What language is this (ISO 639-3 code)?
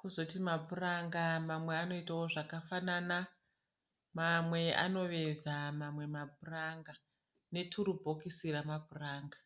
sna